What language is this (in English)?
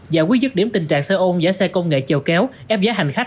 Vietnamese